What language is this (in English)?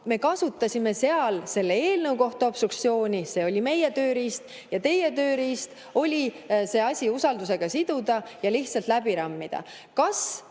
Estonian